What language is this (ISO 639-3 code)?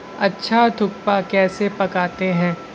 urd